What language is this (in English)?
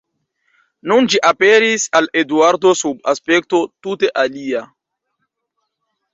Esperanto